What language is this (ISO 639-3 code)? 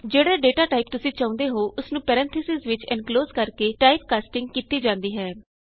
pan